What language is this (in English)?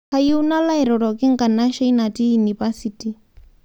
Masai